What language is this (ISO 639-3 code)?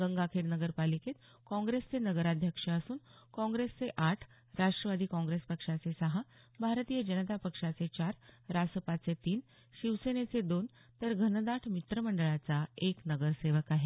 mar